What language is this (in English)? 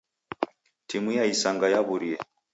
Taita